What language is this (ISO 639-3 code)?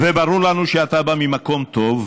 heb